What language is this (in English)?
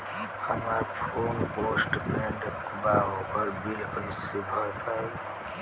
Bhojpuri